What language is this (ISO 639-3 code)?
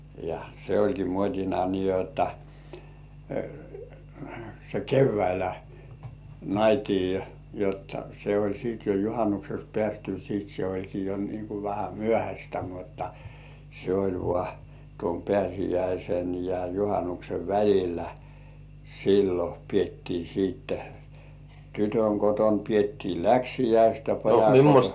fin